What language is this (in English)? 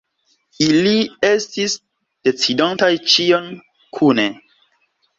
Esperanto